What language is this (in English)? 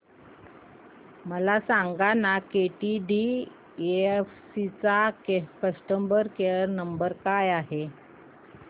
Marathi